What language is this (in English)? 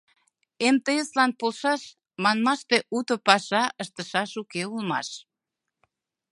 Mari